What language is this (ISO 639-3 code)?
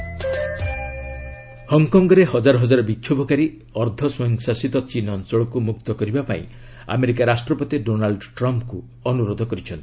ori